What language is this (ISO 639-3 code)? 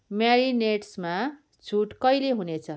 nep